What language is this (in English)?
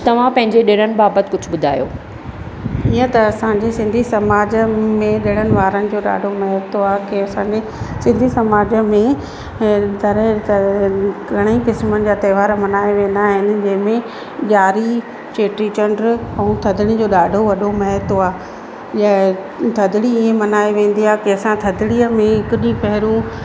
Sindhi